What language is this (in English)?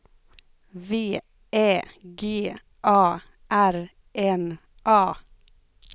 Swedish